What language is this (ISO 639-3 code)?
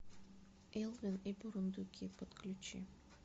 rus